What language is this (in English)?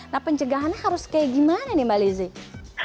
Indonesian